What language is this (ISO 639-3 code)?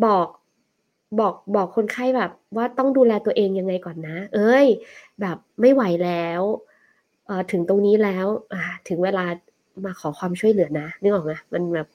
tha